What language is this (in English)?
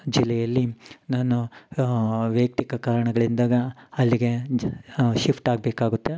Kannada